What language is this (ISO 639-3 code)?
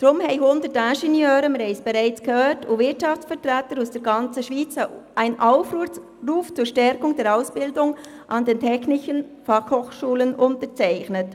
gsw